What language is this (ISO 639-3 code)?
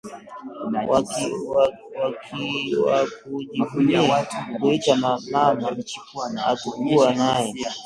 swa